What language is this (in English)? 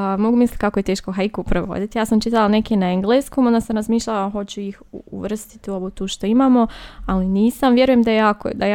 Croatian